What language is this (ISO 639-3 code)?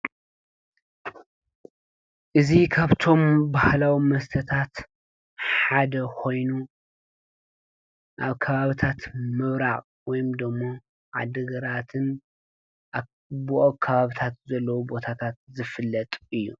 tir